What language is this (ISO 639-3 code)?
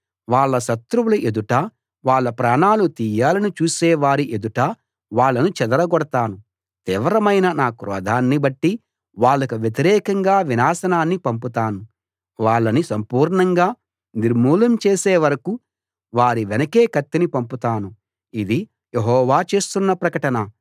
tel